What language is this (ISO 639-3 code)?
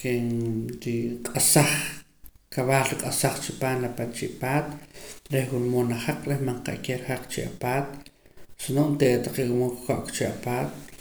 poc